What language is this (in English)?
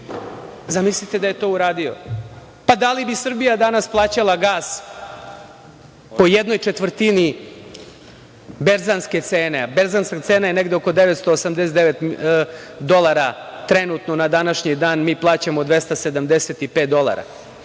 Serbian